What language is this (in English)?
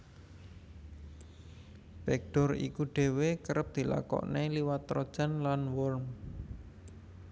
Javanese